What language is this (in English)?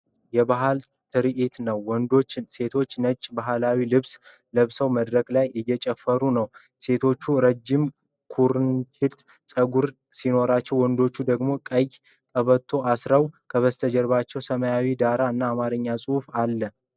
Amharic